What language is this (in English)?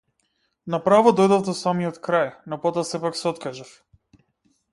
Macedonian